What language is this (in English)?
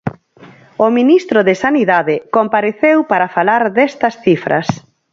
Galician